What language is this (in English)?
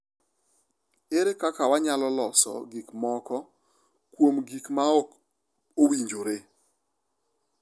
Luo (Kenya and Tanzania)